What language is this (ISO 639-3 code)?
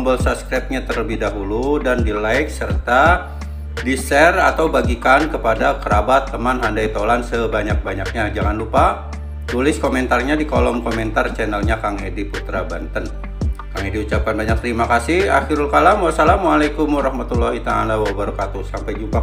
ind